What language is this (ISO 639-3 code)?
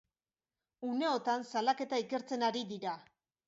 eus